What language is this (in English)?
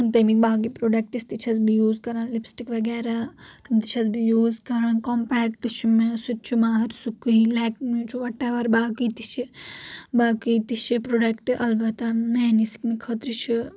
Kashmiri